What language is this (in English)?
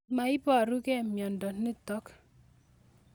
Kalenjin